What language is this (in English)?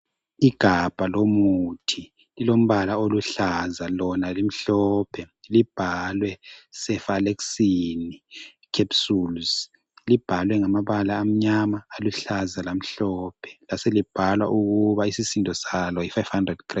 North Ndebele